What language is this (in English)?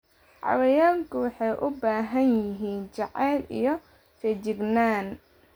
Somali